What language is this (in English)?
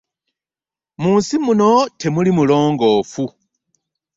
Ganda